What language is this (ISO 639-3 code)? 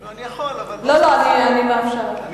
heb